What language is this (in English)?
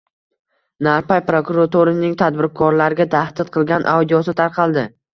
Uzbek